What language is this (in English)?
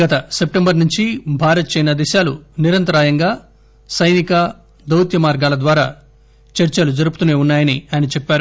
Telugu